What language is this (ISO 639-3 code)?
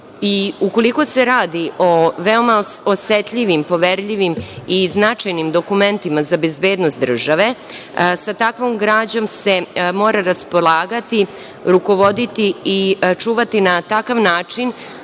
srp